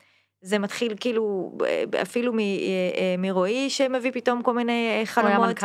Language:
Hebrew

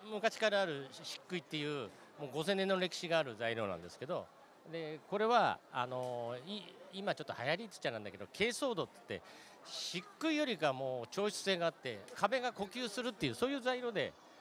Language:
Japanese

